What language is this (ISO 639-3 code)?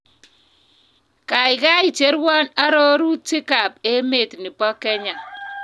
kln